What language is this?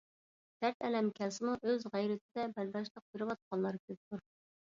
Uyghur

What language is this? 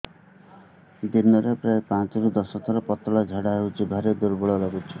Odia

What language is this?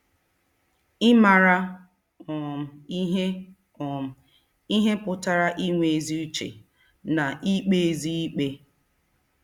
Igbo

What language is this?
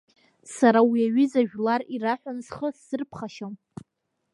Abkhazian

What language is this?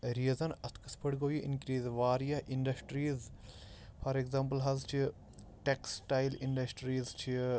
Kashmiri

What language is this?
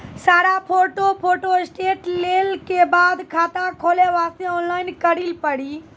Maithili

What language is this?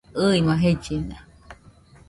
Nüpode Huitoto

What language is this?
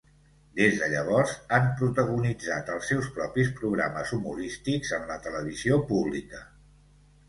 Catalan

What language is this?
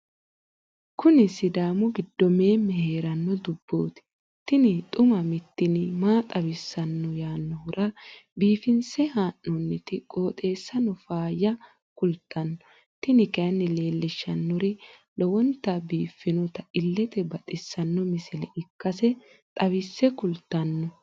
Sidamo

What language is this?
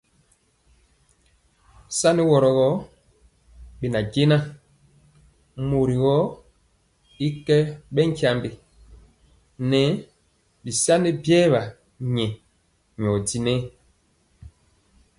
Mpiemo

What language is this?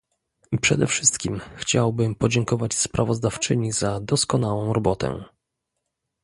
Polish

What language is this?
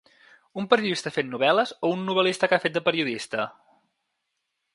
Catalan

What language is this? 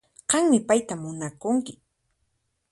Puno Quechua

